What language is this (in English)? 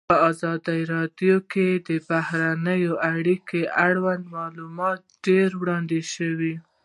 Pashto